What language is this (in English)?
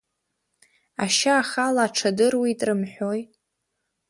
Abkhazian